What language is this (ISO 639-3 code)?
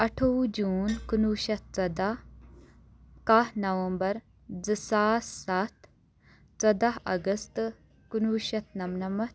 kas